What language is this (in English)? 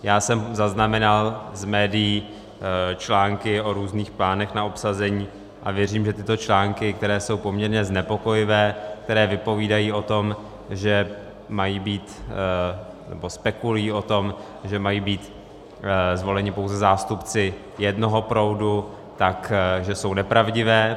Czech